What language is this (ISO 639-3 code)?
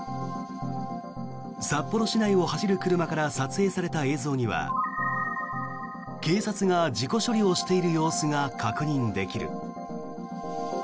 jpn